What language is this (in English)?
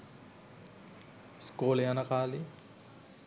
Sinhala